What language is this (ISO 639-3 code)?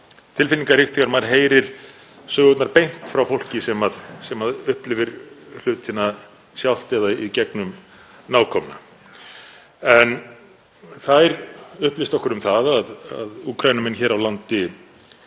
isl